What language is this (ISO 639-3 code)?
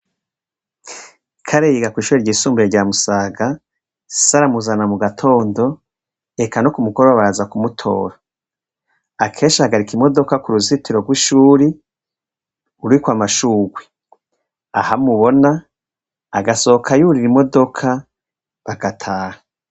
run